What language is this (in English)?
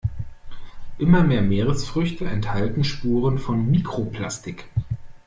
German